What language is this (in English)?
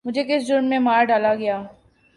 Urdu